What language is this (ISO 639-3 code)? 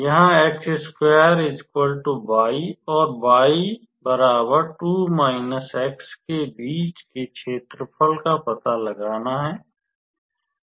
hin